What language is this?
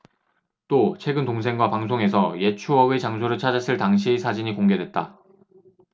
Korean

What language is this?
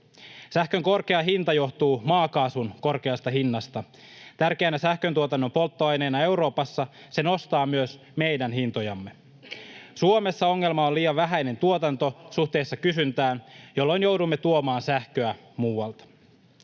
Finnish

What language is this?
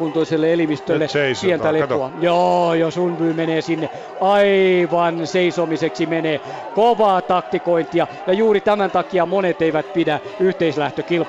Finnish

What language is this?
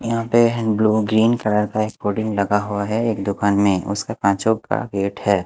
Hindi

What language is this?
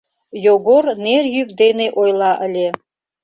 Mari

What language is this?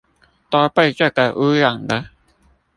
Chinese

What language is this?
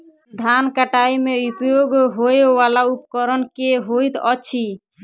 Maithili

